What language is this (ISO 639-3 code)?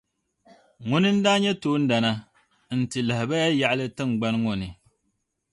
dag